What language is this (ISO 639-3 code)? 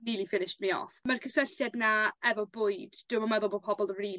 cym